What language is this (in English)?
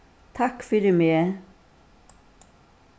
Faroese